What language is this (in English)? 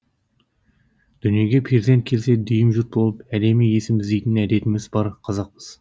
Kazakh